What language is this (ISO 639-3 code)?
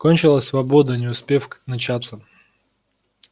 rus